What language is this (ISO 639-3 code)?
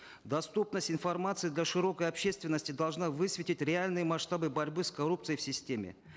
kaz